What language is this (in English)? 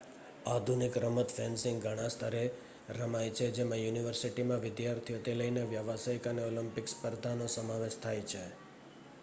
Gujarati